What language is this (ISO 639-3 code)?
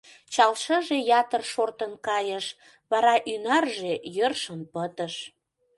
chm